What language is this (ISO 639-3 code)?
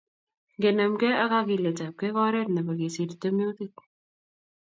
kln